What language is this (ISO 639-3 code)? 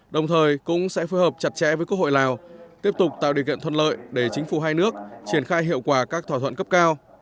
vie